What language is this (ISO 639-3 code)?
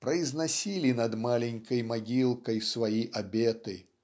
rus